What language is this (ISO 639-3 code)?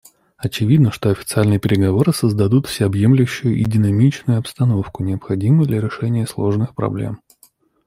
rus